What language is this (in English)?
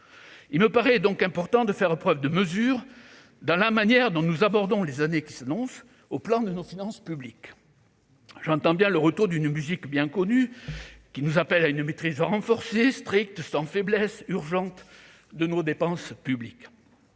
French